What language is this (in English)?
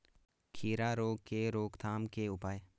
Hindi